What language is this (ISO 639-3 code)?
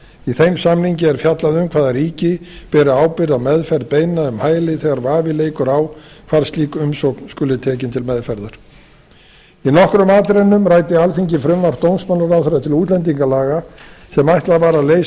isl